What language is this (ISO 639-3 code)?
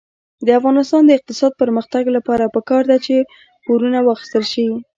pus